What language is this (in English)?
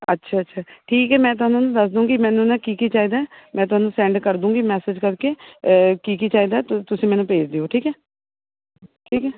Punjabi